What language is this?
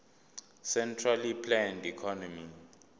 Zulu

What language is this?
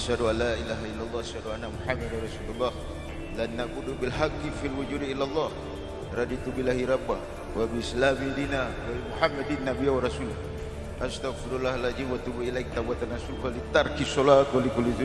Indonesian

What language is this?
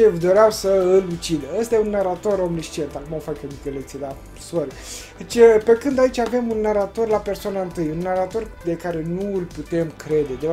Romanian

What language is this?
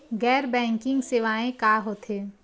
Chhattisgarhi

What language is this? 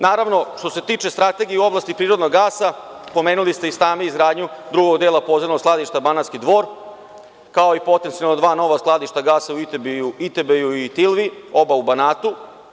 Serbian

